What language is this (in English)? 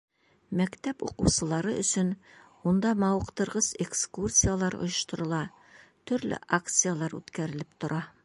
Bashkir